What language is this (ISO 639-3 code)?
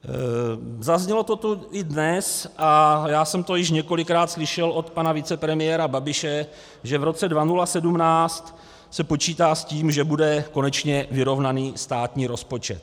ces